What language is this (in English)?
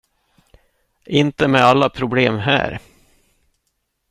Swedish